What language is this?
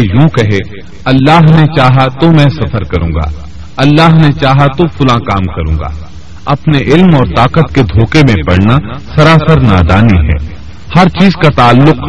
Urdu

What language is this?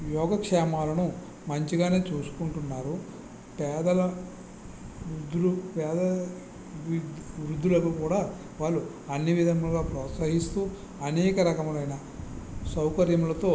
Telugu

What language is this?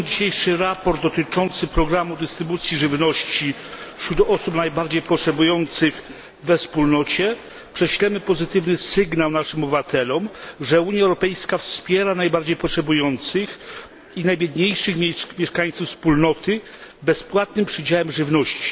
Polish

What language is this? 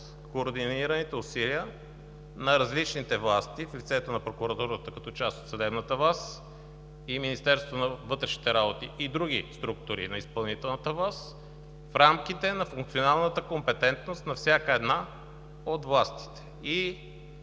Bulgarian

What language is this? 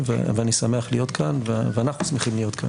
Hebrew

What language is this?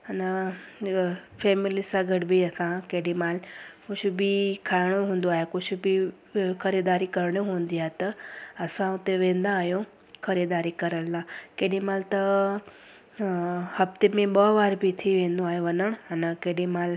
Sindhi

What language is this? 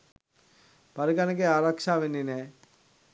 Sinhala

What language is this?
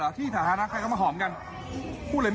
Thai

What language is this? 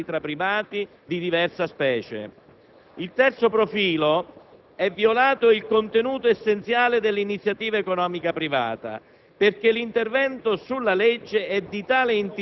Italian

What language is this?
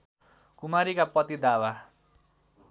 Nepali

